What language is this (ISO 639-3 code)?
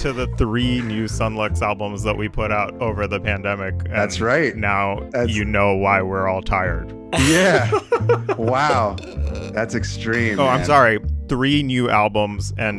eng